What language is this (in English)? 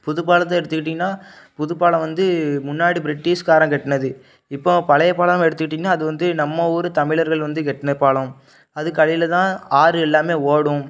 Tamil